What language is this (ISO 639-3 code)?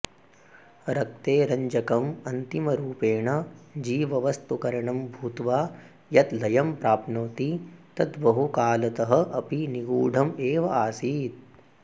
san